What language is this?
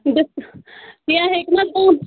Kashmiri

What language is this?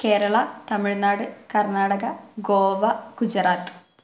Malayalam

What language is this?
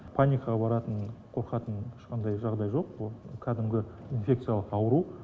Kazakh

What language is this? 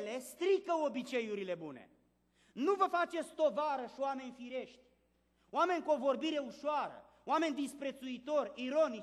Romanian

